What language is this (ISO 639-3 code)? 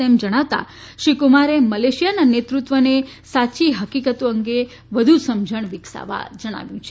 guj